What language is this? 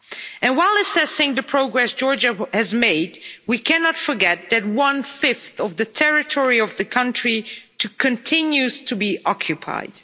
English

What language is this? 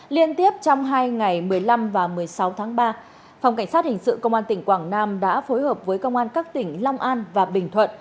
Vietnamese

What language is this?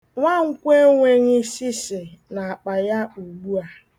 Igbo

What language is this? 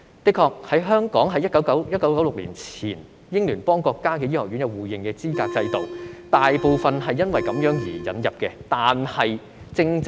Cantonese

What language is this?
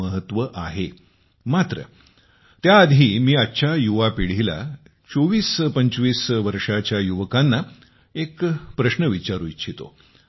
Marathi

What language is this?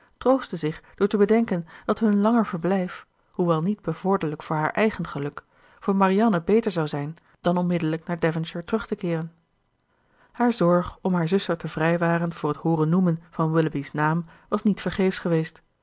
Dutch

